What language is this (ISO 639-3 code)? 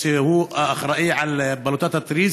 heb